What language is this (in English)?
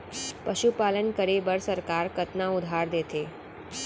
Chhattisgarhi